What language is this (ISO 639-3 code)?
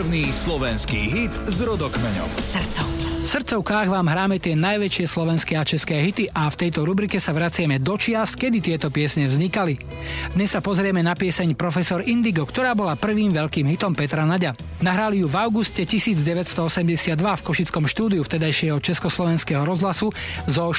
slk